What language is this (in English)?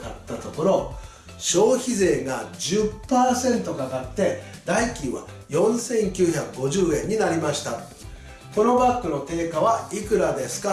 Japanese